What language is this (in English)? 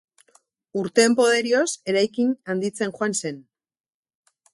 Basque